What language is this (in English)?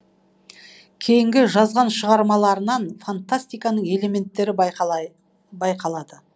Kazakh